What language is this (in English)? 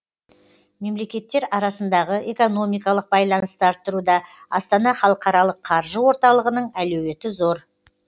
Kazakh